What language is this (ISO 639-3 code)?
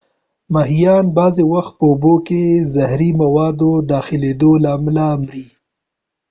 pus